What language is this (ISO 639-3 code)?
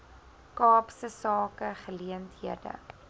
afr